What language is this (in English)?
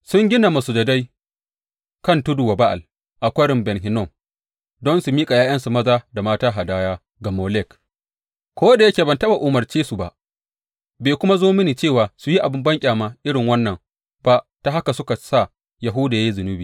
Hausa